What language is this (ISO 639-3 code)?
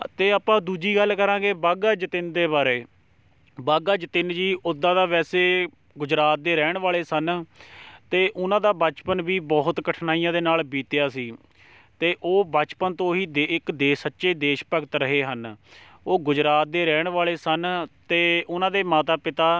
pan